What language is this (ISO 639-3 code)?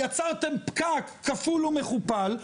heb